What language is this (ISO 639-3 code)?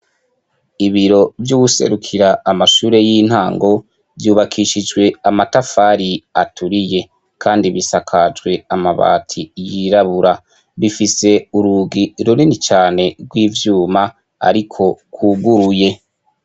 run